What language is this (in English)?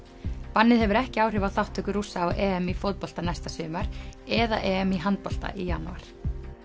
Icelandic